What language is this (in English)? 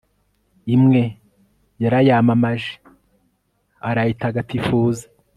Kinyarwanda